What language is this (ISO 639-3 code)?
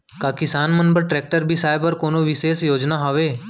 hne